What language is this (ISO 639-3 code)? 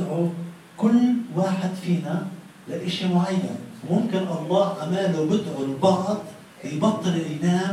ara